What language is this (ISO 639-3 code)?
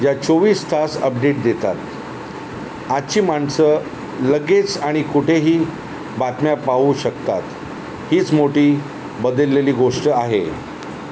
mar